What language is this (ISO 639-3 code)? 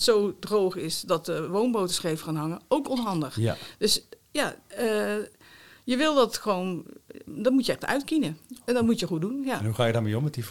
nld